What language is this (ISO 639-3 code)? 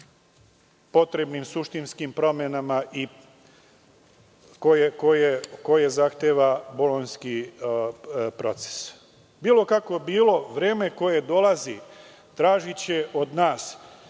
srp